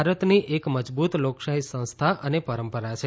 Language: Gujarati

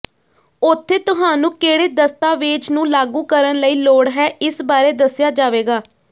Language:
Punjabi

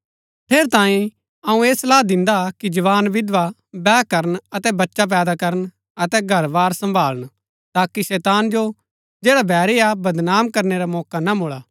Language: Gaddi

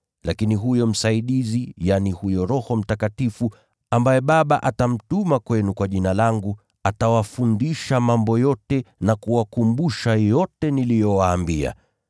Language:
Swahili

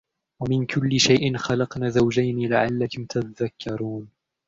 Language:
Arabic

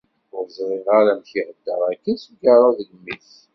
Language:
Kabyle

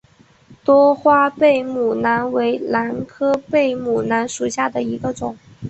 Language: Chinese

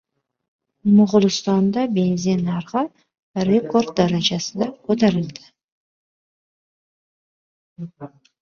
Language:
Uzbek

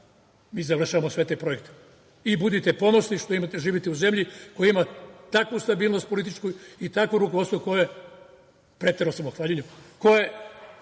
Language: Serbian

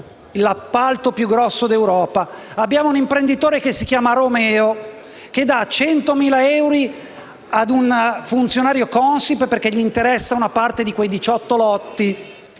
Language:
Italian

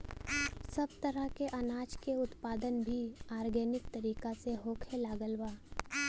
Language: Bhojpuri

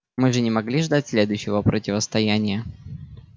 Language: Russian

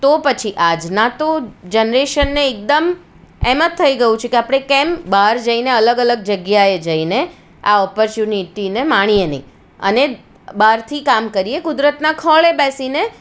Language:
Gujarati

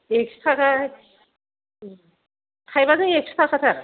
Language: Bodo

